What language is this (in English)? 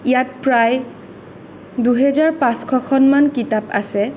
Assamese